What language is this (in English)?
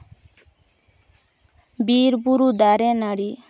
Santali